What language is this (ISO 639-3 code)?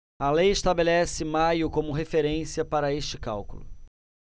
por